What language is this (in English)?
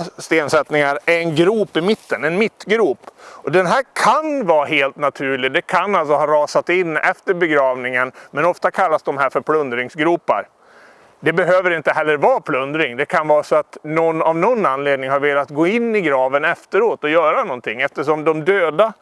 Swedish